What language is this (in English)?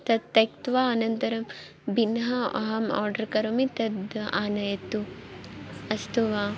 Sanskrit